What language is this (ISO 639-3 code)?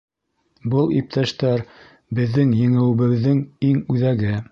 bak